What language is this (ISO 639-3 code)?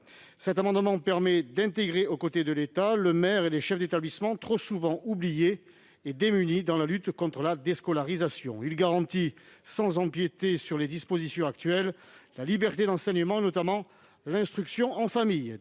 fra